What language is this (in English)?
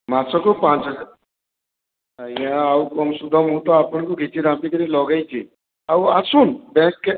Odia